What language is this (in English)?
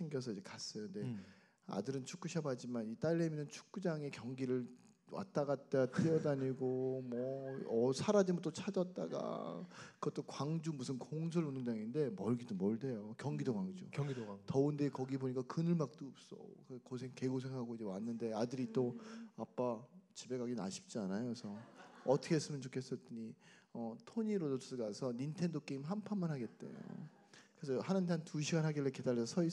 Korean